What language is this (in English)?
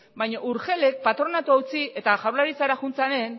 Basque